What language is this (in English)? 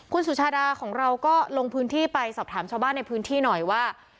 Thai